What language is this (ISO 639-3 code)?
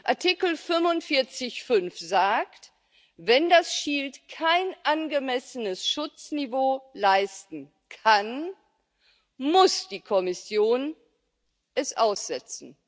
deu